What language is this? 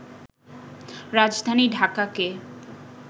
Bangla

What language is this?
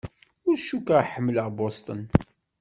Kabyle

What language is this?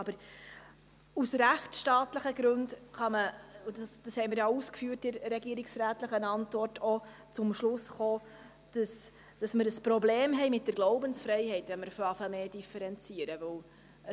Swiss German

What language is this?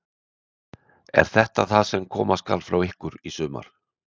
Icelandic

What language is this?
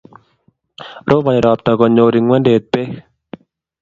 Kalenjin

